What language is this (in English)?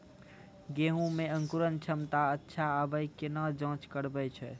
Maithili